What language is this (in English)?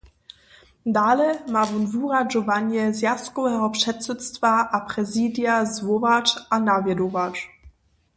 Upper Sorbian